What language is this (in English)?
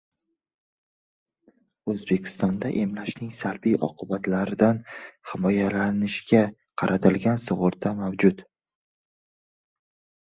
Uzbek